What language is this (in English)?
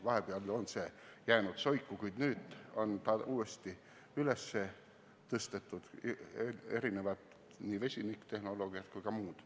Estonian